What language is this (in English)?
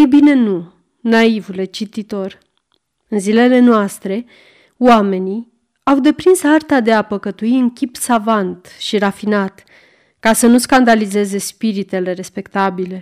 Romanian